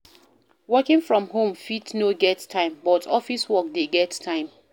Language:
Nigerian Pidgin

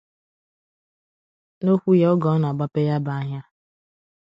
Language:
Igbo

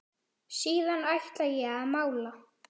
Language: Icelandic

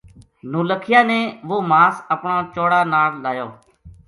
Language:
Gujari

